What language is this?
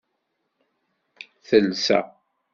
Kabyle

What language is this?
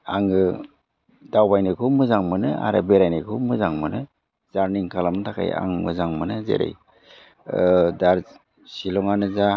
Bodo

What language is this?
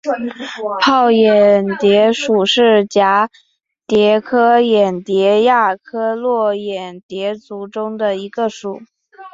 Chinese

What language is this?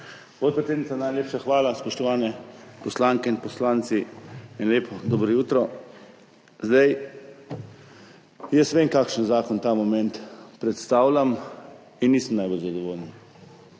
Slovenian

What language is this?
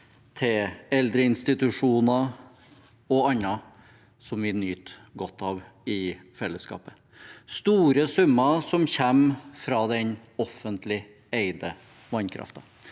Norwegian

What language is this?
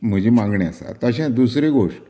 Konkani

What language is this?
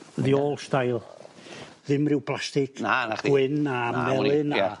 Welsh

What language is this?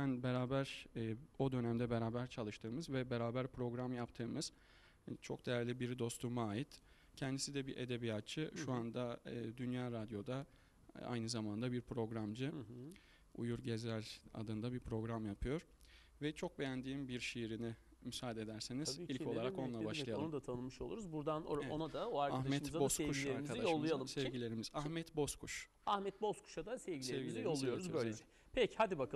Turkish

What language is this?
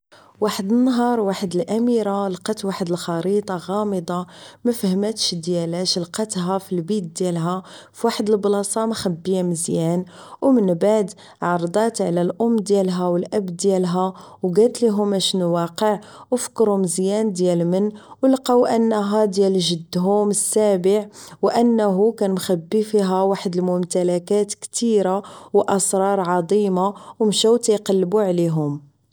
Moroccan Arabic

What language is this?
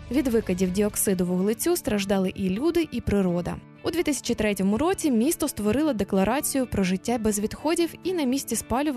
Ukrainian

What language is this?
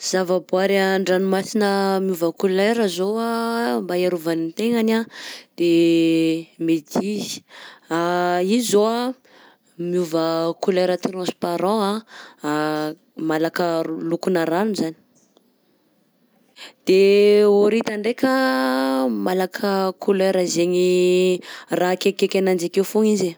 Southern Betsimisaraka Malagasy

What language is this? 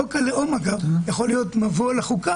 Hebrew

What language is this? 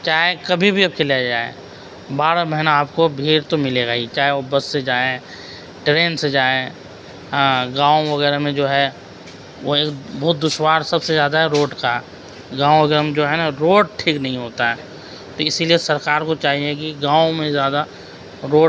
Urdu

